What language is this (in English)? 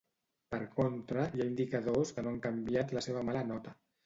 Catalan